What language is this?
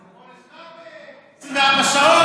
Hebrew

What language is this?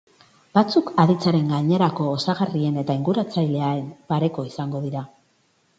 Basque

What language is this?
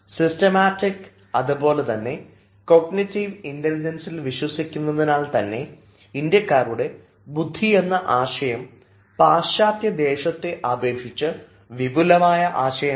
Malayalam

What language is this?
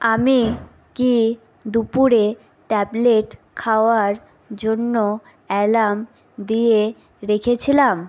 Bangla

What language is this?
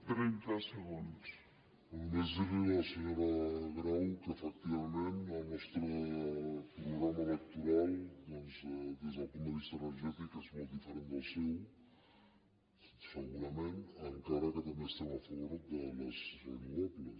Catalan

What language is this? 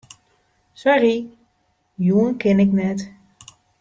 Western Frisian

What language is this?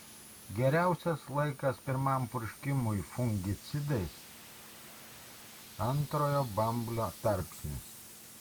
Lithuanian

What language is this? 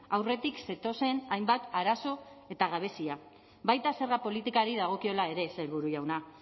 Basque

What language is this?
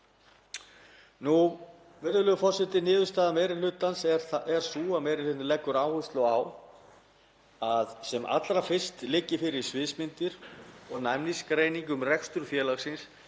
Icelandic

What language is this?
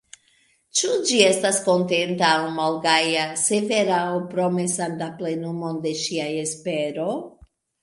Esperanto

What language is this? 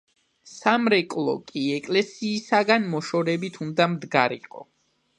Georgian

